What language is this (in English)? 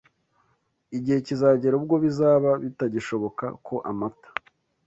Kinyarwanda